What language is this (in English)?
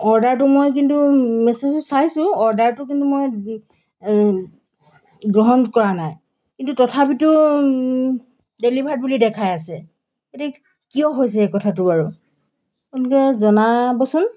Assamese